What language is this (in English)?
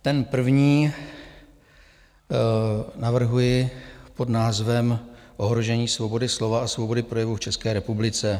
Czech